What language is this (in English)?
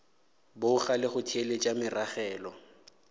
Northern Sotho